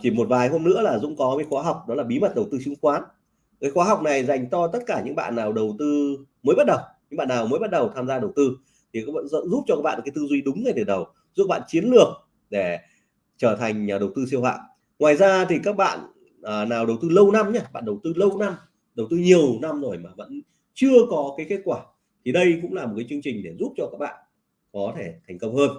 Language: Vietnamese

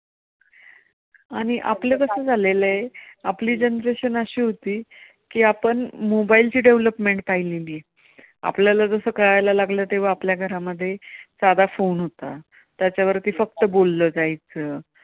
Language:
Marathi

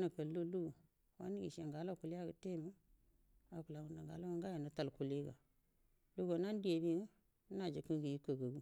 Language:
Buduma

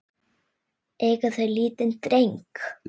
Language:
Icelandic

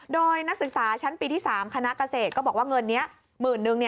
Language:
Thai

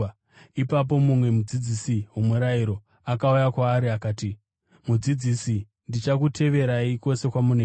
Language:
Shona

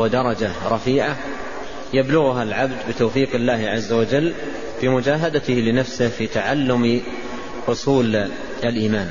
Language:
Arabic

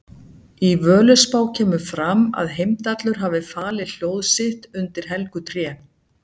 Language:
Icelandic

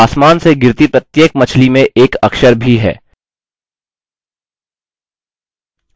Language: Hindi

